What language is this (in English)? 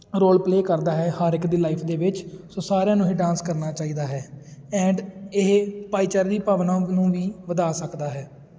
Punjabi